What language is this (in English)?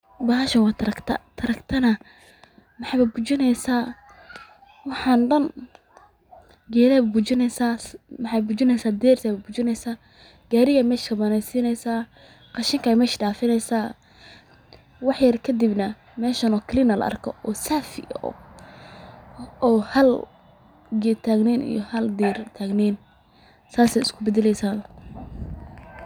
Somali